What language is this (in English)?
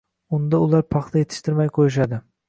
Uzbek